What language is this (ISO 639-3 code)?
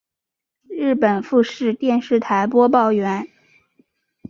zho